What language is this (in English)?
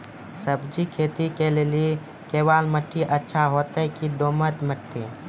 Maithili